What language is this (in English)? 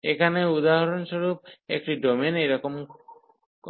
Bangla